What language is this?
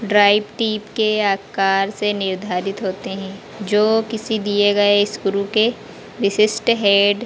Hindi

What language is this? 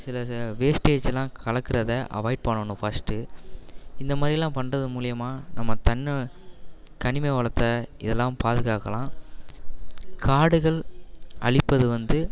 Tamil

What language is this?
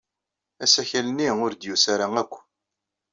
Kabyle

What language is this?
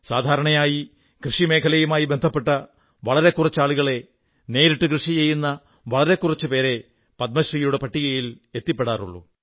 Malayalam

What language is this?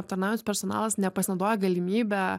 Lithuanian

